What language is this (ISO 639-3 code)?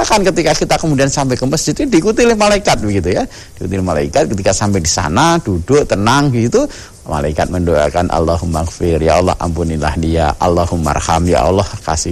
ind